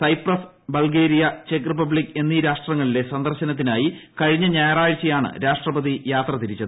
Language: Malayalam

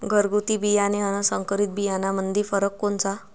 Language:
Marathi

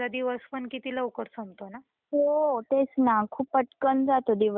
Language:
Marathi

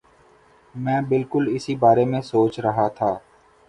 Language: Urdu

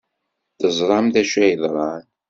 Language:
Kabyle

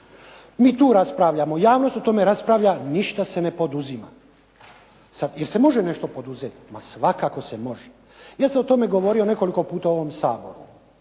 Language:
Croatian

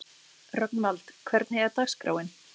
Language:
Icelandic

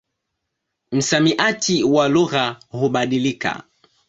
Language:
Swahili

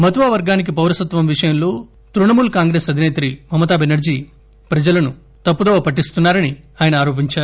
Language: Telugu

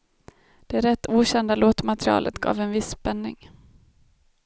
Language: Swedish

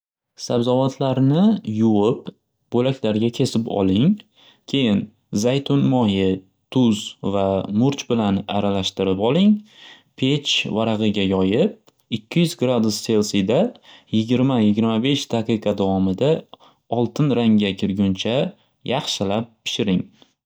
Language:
Uzbek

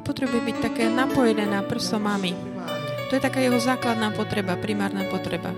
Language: Slovak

